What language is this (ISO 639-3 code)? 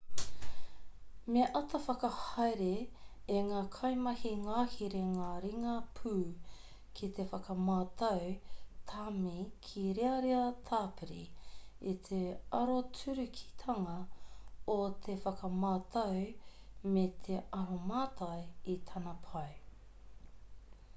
mri